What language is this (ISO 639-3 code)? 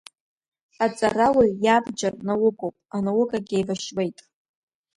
abk